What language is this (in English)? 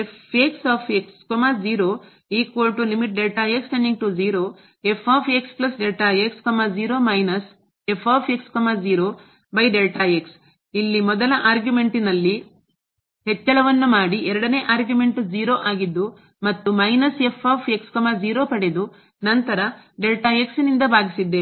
Kannada